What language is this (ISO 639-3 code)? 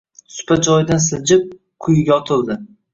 uzb